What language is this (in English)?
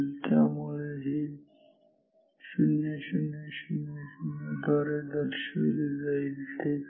Marathi